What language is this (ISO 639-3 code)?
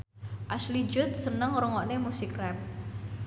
jav